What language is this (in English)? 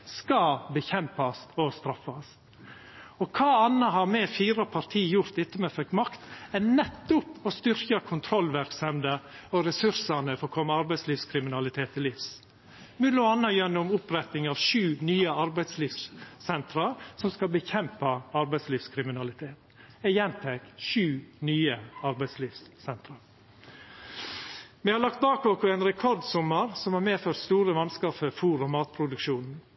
Norwegian Nynorsk